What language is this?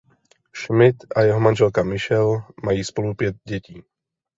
Czech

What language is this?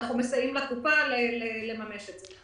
Hebrew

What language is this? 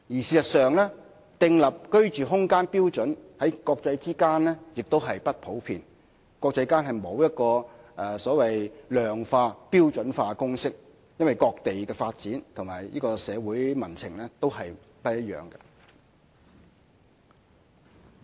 Cantonese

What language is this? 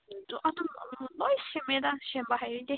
Manipuri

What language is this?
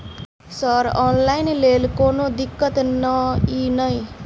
Maithili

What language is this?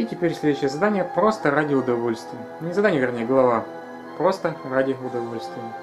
Russian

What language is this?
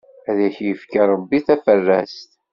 Kabyle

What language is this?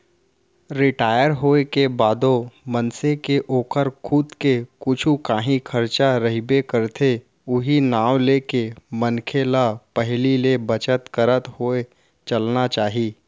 Chhattisgarhi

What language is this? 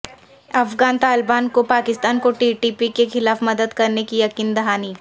Urdu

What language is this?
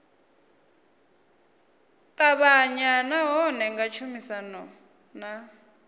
Venda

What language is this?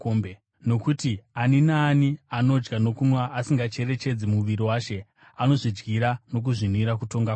Shona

